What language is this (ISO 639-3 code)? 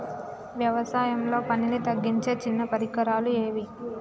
tel